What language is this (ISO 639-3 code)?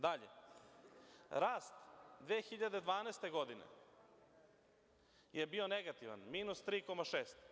srp